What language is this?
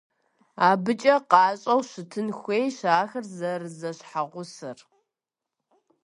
Kabardian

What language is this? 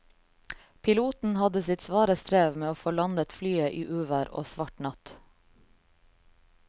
Norwegian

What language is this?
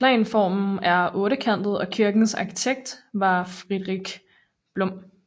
Danish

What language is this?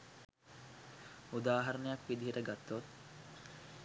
Sinhala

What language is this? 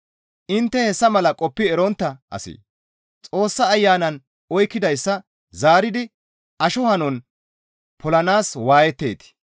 Gamo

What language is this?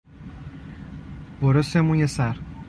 Persian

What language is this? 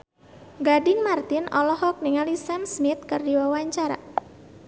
Sundanese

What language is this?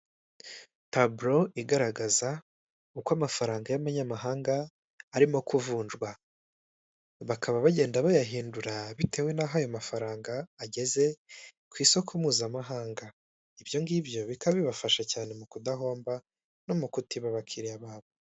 Kinyarwanda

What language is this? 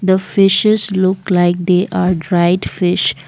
English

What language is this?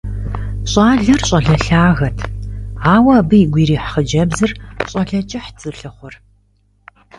Kabardian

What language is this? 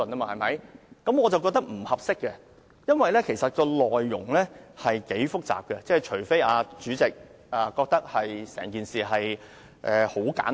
Cantonese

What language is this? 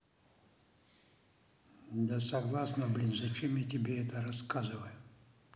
Russian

